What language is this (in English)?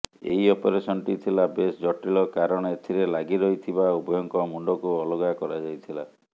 Odia